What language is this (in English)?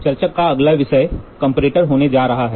Hindi